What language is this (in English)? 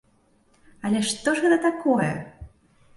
Belarusian